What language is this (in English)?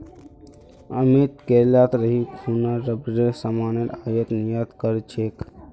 Magahi